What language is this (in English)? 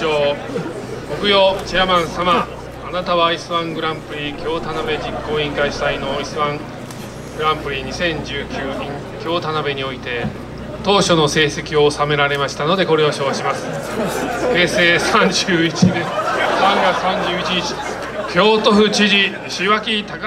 Japanese